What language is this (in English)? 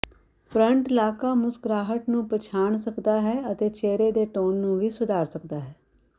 Punjabi